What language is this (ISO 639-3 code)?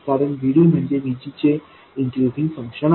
mar